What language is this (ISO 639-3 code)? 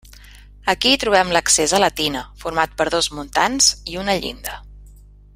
cat